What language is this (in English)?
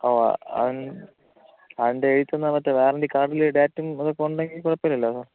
Malayalam